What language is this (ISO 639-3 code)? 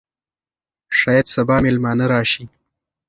pus